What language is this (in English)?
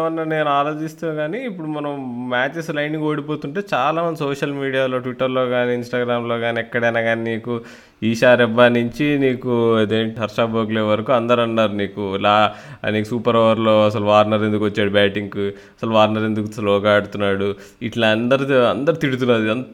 Telugu